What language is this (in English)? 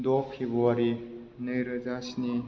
Bodo